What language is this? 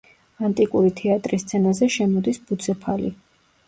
Georgian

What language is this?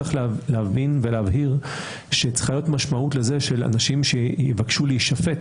Hebrew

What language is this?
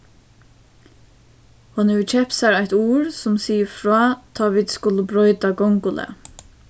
Faroese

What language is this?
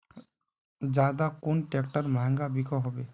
Magahi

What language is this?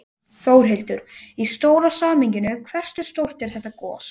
Icelandic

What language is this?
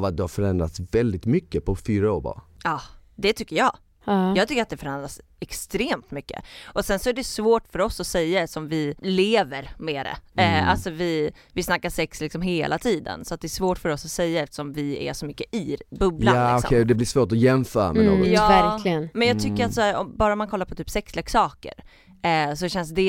Swedish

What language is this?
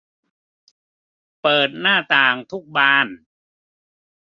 Thai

